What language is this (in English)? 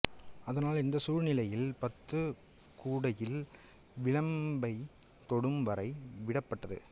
Tamil